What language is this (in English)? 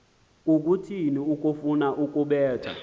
Xhosa